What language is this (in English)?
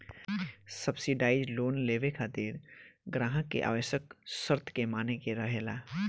Bhojpuri